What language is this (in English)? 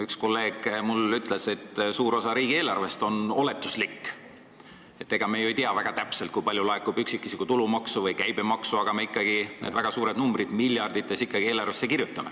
Estonian